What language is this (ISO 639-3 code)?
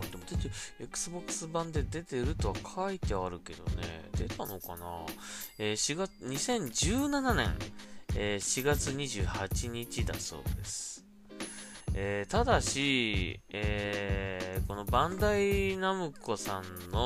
jpn